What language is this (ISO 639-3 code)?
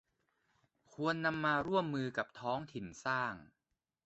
tha